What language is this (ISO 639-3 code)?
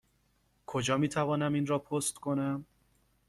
fas